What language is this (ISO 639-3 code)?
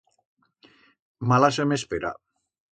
arg